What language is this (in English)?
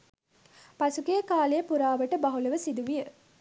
Sinhala